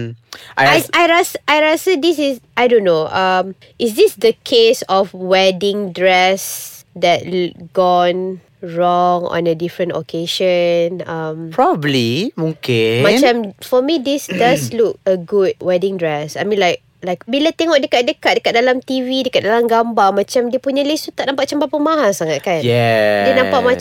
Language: Malay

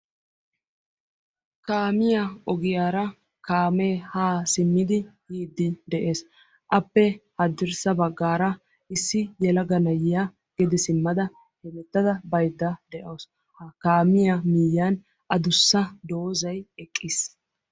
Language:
Wolaytta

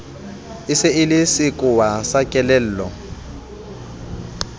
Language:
Southern Sotho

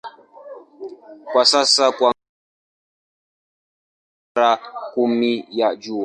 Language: Swahili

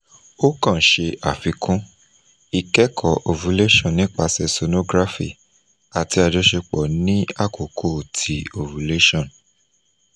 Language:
Yoruba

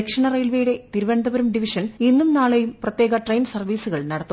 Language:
Malayalam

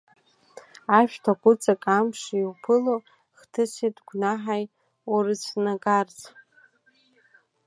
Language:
Abkhazian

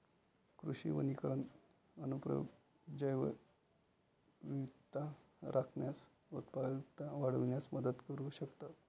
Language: Marathi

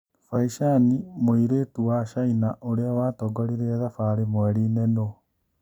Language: Kikuyu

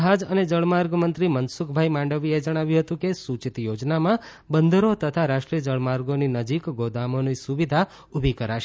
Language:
Gujarati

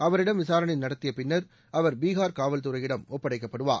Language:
Tamil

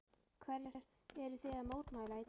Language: Icelandic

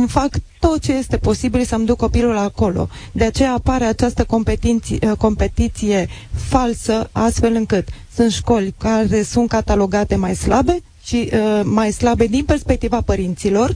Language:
Romanian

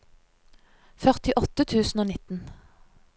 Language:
Norwegian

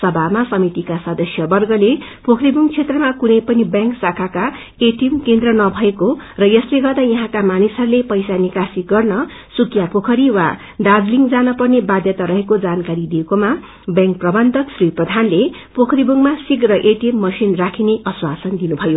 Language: Nepali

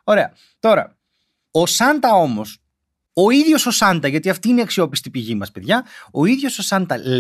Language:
Greek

